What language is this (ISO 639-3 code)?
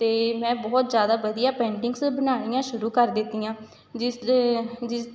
pan